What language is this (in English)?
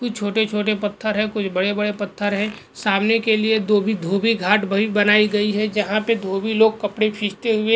Hindi